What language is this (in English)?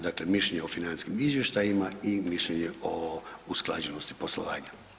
Croatian